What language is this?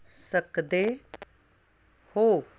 Punjabi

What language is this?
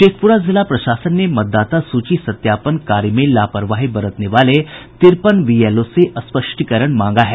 Hindi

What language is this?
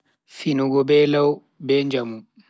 Bagirmi Fulfulde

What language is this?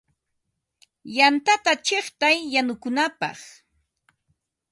Ambo-Pasco Quechua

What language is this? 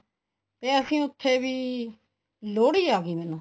Punjabi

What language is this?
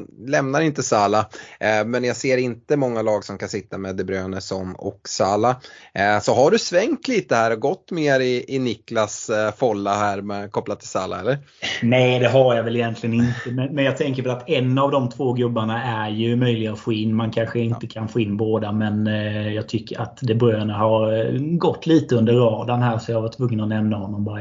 Swedish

